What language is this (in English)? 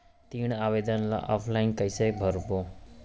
Chhattisgarhi